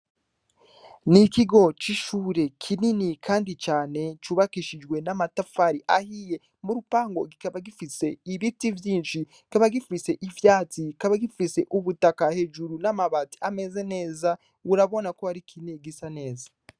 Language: Rundi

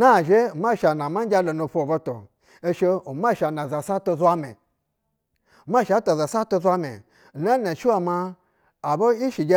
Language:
Basa (Nigeria)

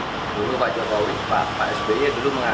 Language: Indonesian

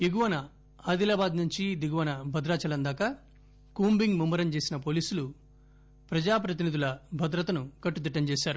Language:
Telugu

